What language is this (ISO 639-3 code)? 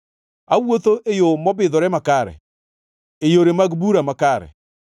luo